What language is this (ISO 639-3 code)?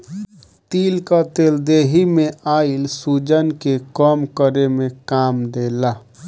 bho